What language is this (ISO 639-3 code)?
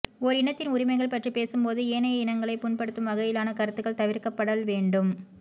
tam